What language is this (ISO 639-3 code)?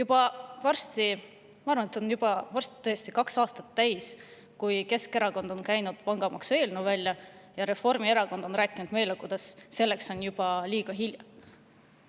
est